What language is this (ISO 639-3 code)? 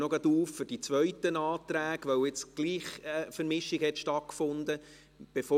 gsw